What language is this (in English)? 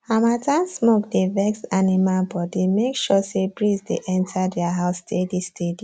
Nigerian Pidgin